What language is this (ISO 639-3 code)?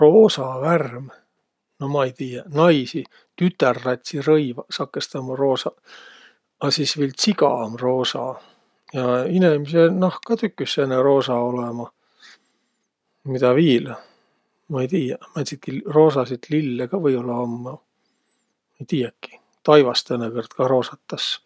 vro